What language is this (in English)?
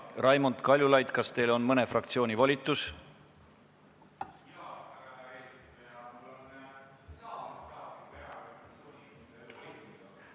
Estonian